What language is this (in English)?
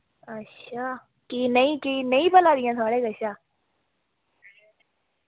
Dogri